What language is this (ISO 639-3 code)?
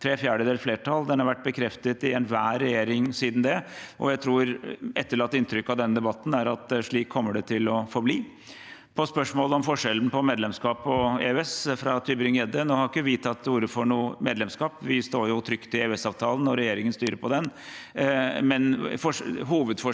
nor